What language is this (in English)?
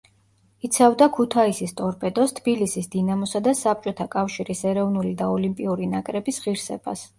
Georgian